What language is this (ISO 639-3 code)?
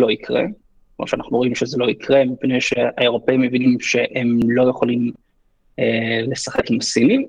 heb